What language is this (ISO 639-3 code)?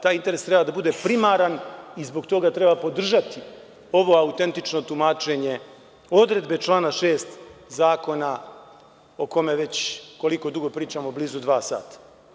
srp